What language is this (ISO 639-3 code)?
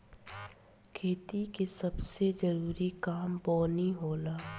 bho